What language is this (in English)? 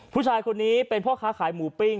Thai